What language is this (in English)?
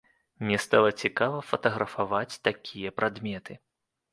Belarusian